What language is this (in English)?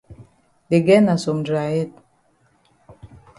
Cameroon Pidgin